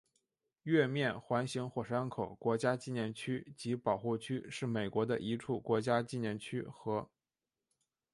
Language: Chinese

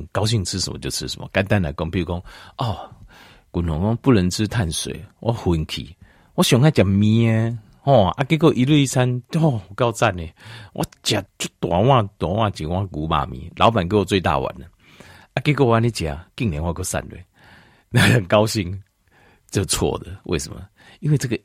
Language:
Chinese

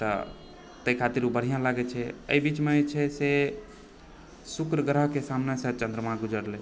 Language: Maithili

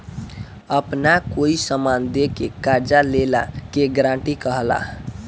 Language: Bhojpuri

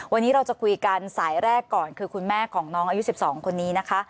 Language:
Thai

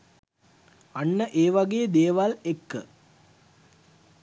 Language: Sinhala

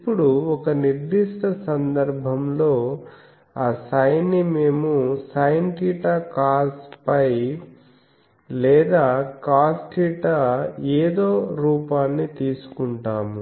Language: Telugu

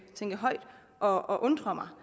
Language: Danish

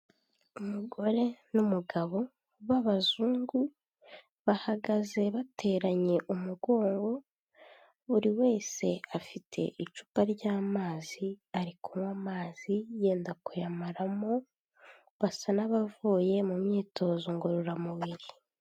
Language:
Kinyarwanda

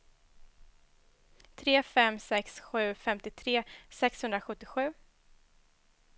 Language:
Swedish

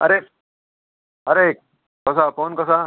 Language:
Konkani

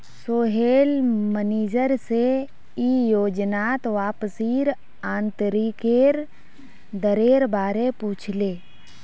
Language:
Magahi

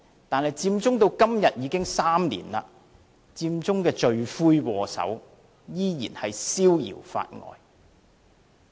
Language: Cantonese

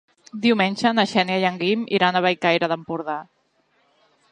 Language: Catalan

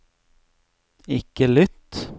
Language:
Norwegian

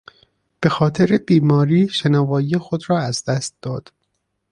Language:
Persian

